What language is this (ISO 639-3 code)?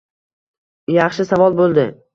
uzb